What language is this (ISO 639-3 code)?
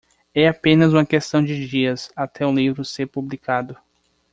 por